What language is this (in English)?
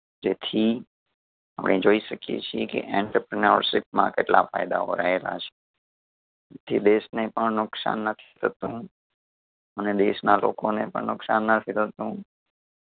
Gujarati